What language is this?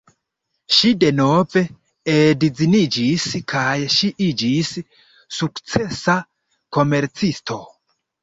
Esperanto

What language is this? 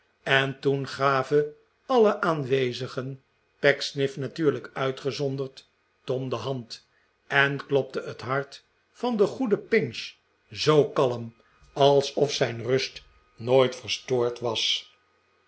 Dutch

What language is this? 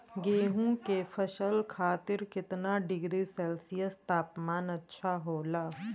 Bhojpuri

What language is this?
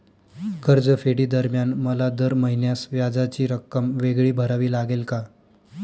Marathi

